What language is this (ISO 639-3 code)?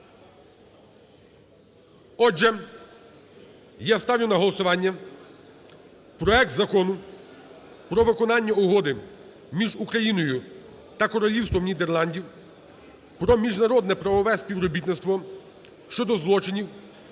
ukr